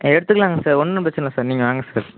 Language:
Tamil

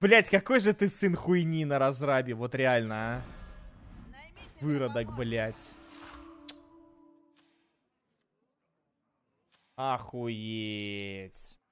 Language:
Russian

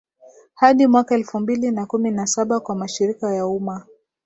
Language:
Swahili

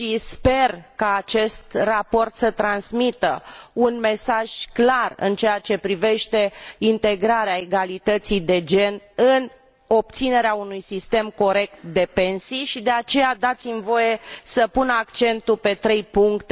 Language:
Romanian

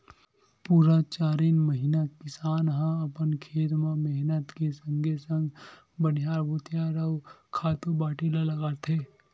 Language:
Chhattisgarhi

